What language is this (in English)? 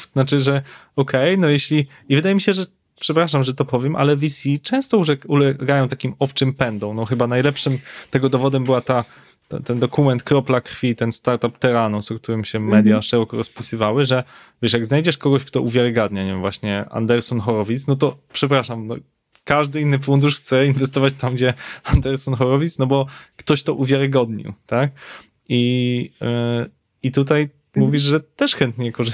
Polish